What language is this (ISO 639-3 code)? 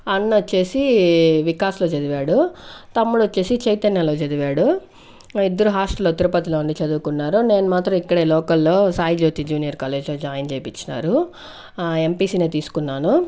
tel